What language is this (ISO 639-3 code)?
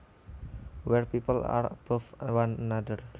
jav